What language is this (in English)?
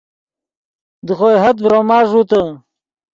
Yidgha